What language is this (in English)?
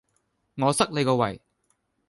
Cantonese